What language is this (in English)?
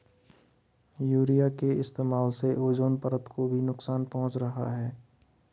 Hindi